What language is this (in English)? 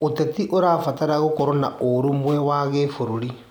Kikuyu